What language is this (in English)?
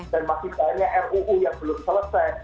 Indonesian